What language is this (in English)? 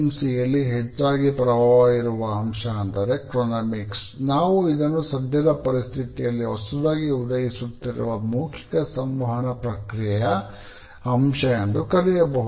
Kannada